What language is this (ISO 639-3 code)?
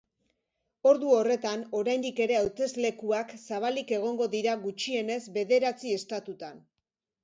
eus